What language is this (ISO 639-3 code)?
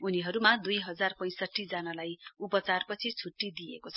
nep